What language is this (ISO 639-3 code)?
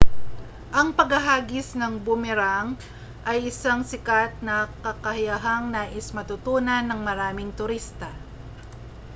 fil